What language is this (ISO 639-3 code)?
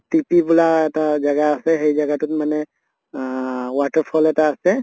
asm